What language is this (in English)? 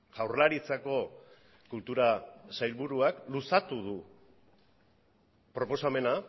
Basque